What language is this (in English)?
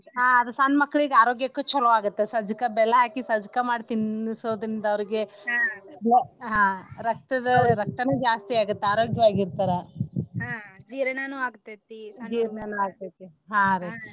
Kannada